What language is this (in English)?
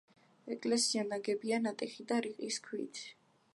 Georgian